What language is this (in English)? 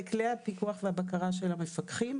Hebrew